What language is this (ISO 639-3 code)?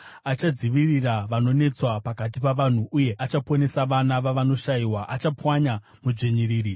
sna